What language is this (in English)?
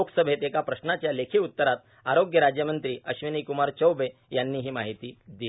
Marathi